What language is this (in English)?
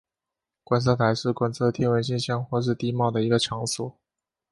Chinese